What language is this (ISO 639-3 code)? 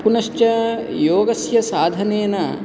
san